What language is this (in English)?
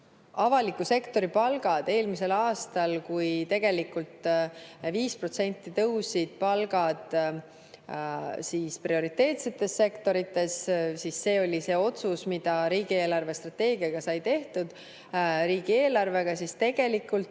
Estonian